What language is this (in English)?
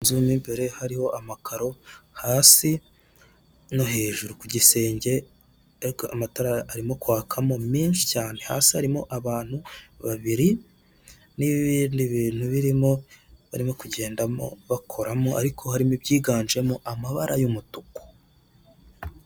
Kinyarwanda